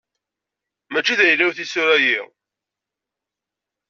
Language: Kabyle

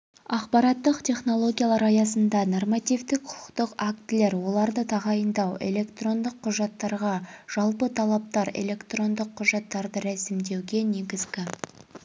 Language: Kazakh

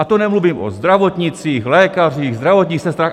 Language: Czech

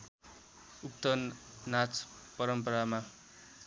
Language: Nepali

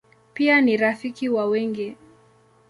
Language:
Swahili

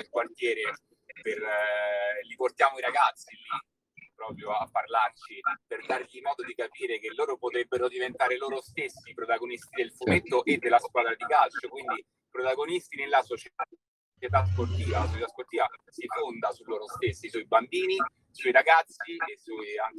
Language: Italian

